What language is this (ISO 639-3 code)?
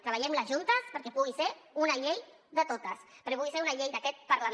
cat